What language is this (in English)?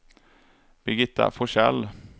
Swedish